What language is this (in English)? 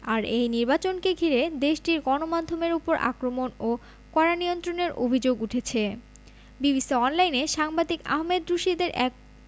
Bangla